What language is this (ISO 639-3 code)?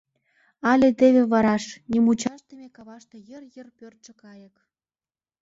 chm